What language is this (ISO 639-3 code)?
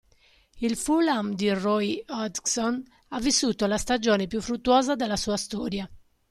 ita